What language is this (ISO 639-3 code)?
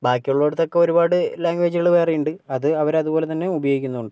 mal